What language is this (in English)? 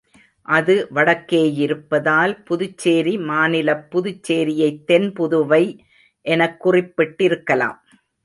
Tamil